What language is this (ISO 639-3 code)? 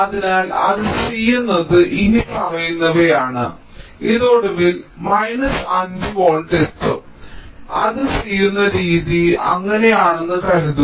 mal